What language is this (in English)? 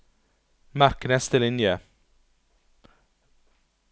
Norwegian